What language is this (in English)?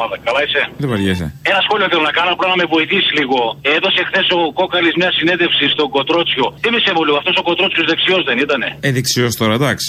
Greek